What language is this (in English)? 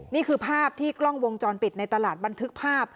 Thai